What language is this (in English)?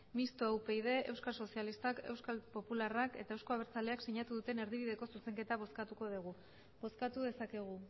Basque